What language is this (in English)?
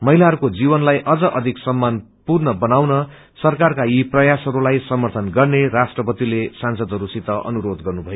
Nepali